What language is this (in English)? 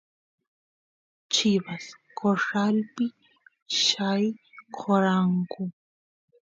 Santiago del Estero Quichua